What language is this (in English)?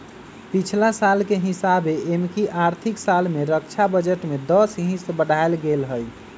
Magahi